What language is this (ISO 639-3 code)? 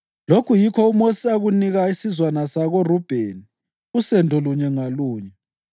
nde